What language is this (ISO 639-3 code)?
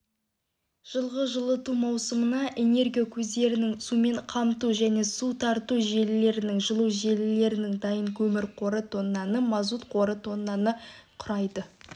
kaz